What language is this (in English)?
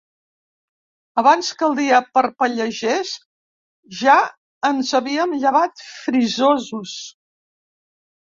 Catalan